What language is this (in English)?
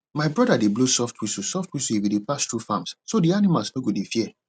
Nigerian Pidgin